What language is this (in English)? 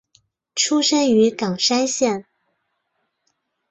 Chinese